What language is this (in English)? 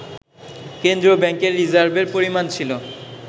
Bangla